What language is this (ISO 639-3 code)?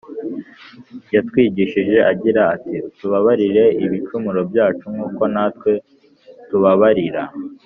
kin